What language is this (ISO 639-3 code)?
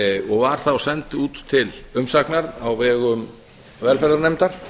isl